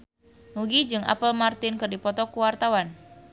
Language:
Sundanese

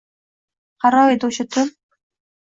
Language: Uzbek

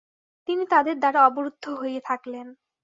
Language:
Bangla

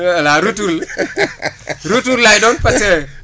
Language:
Wolof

